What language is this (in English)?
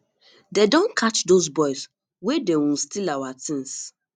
Nigerian Pidgin